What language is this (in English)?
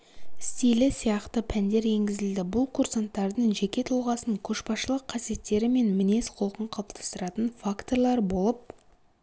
Kazakh